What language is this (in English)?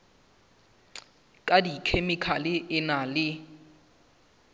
Southern Sotho